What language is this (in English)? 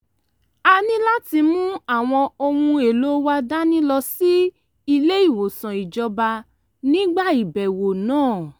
Yoruba